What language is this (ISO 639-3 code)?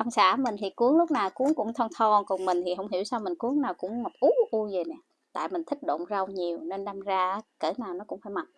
vie